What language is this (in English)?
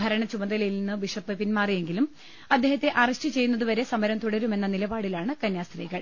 Malayalam